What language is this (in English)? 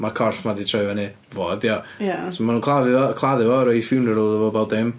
Welsh